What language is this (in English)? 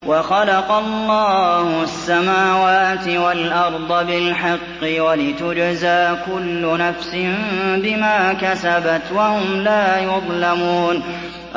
Arabic